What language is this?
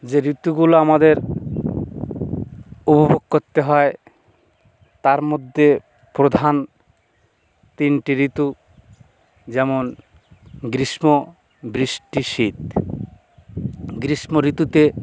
Bangla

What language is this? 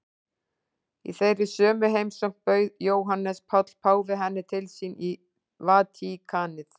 Icelandic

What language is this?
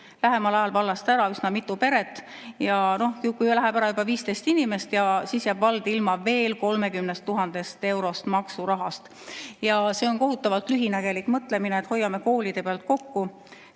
Estonian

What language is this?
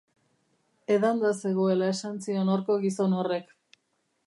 Basque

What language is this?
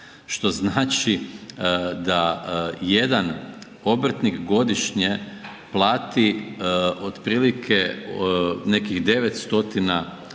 Croatian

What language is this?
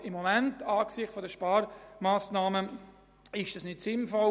Swiss German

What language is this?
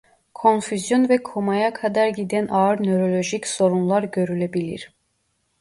Turkish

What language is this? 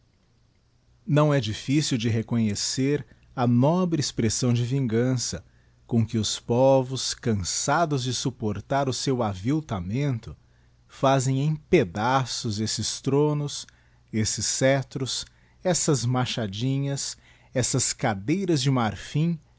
Portuguese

